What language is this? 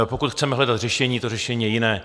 Czech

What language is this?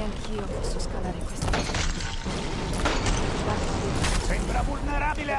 Italian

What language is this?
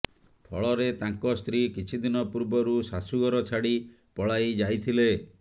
Odia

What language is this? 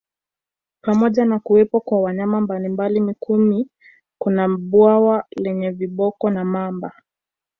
Swahili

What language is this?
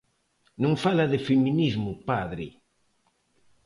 Galician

